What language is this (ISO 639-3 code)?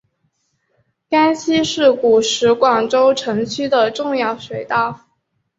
zho